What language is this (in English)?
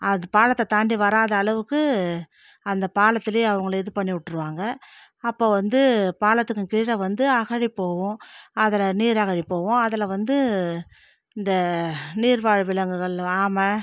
Tamil